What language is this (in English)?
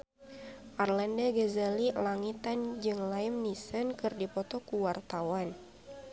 Sundanese